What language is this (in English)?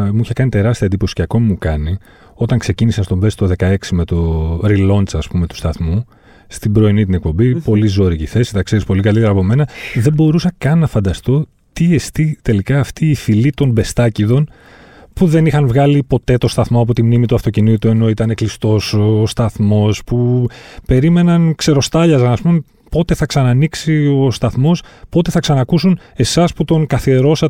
Greek